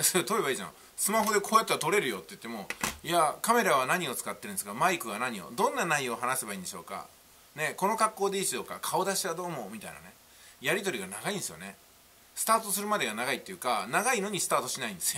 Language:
Japanese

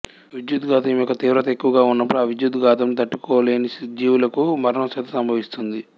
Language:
Telugu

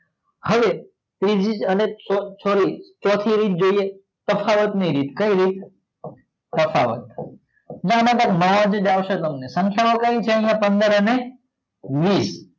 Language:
Gujarati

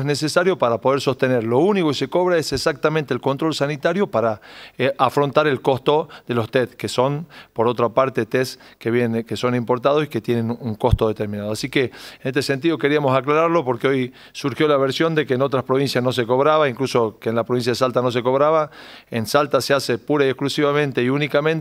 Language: Spanish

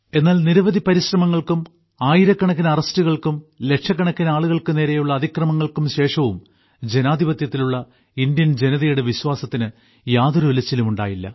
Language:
Malayalam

